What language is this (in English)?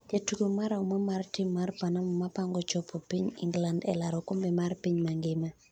Luo (Kenya and Tanzania)